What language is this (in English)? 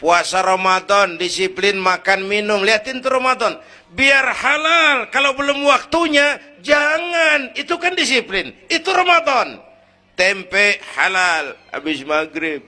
Indonesian